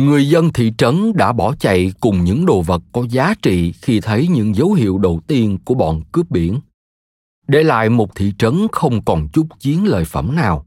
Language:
Vietnamese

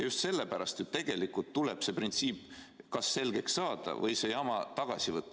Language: Estonian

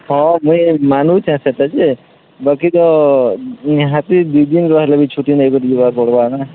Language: Odia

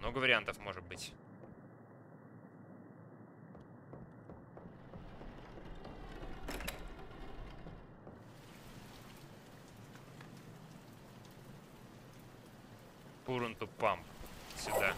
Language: Russian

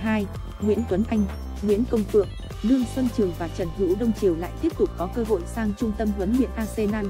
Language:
Vietnamese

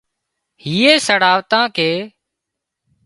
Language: Wadiyara Koli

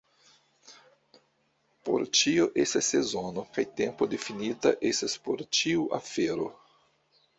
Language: Esperanto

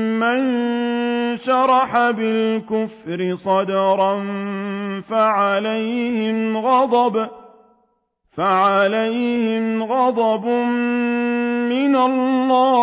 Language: Arabic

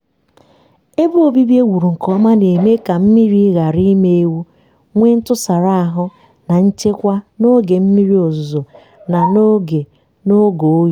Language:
Igbo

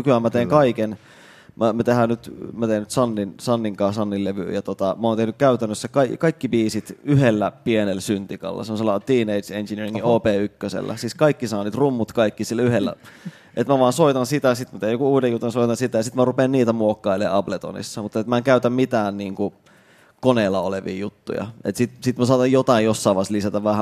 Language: Finnish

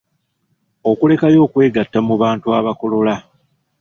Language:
Ganda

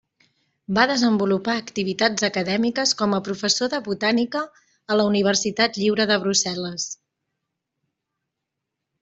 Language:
Catalan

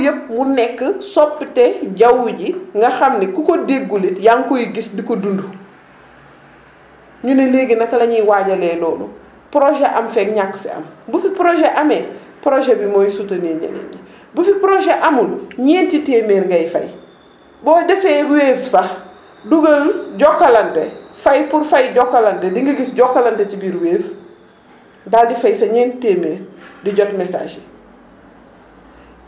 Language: Wolof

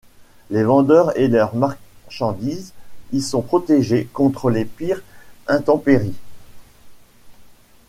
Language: French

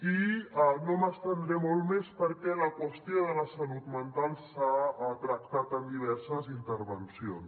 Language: Catalan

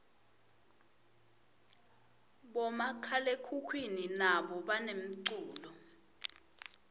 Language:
Swati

